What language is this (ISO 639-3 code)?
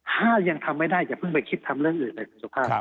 tha